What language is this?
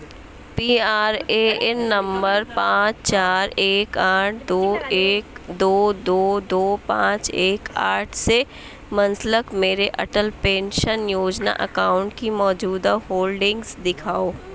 Urdu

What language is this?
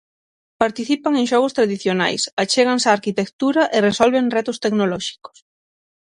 Galician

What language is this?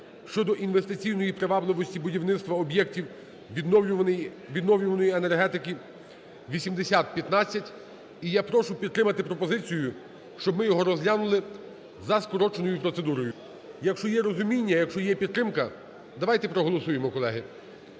Ukrainian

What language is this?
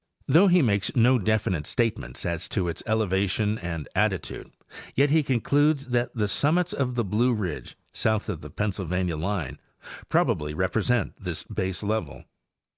English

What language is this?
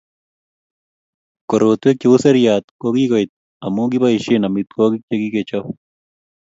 Kalenjin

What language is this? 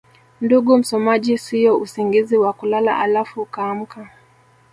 Swahili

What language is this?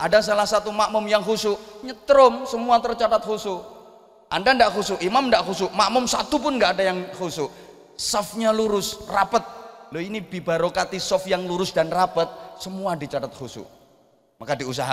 Indonesian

